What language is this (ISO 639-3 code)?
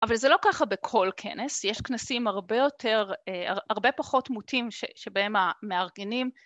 heb